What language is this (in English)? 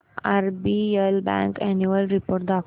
Marathi